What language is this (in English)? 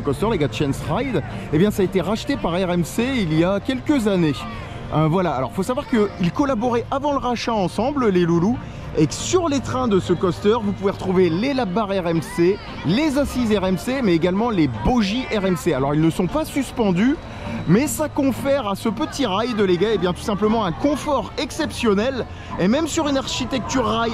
French